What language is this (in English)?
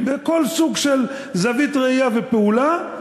Hebrew